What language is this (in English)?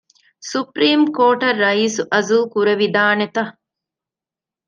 Divehi